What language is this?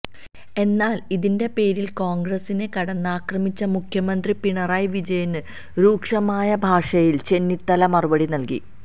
Malayalam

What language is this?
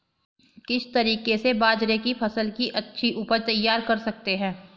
Hindi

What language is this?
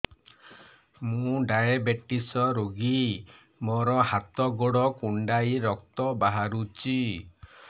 Odia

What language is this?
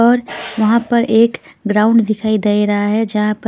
Hindi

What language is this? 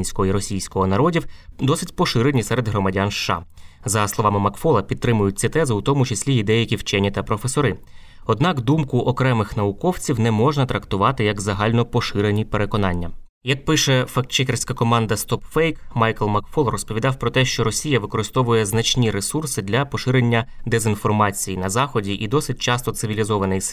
Ukrainian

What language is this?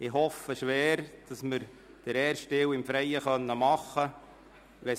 Swiss German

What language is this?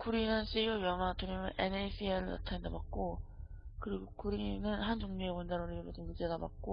Korean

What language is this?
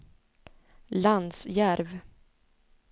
Swedish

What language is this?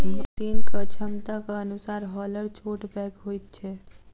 Maithili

